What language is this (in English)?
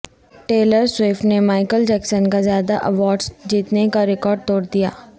Urdu